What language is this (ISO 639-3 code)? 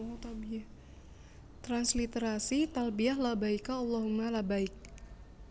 jav